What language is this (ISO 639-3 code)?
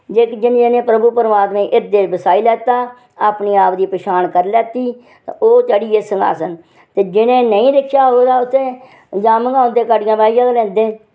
doi